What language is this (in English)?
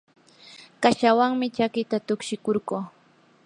Yanahuanca Pasco Quechua